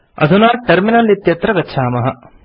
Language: Sanskrit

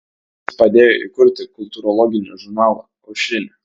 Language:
Lithuanian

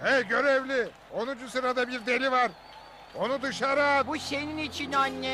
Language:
Turkish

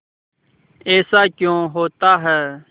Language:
Hindi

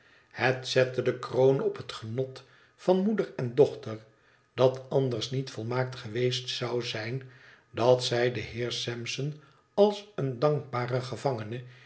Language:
Dutch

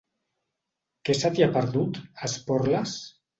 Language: Catalan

